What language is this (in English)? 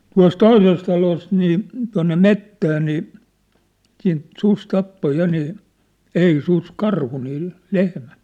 Finnish